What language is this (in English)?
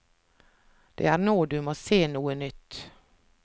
Norwegian